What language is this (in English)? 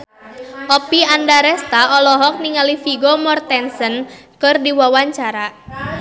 Sundanese